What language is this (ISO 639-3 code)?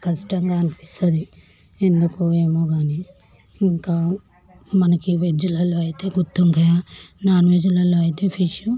tel